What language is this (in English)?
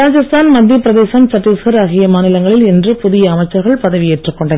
Tamil